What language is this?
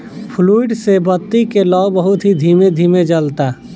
Bhojpuri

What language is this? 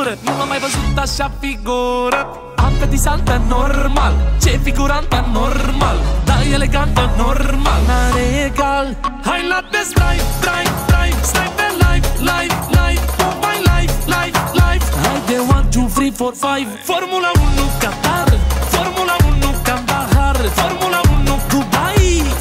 Romanian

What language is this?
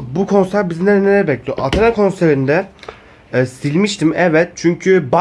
Turkish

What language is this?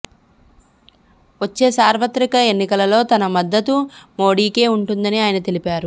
Telugu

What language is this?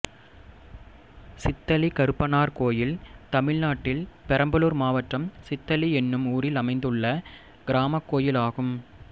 Tamil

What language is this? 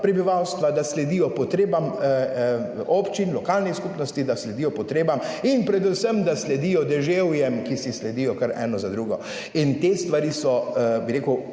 Slovenian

